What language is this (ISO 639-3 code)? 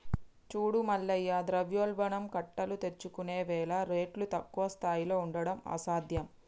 tel